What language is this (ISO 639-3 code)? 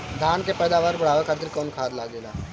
bho